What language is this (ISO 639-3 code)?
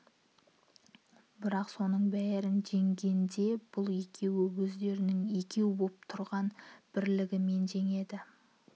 kaz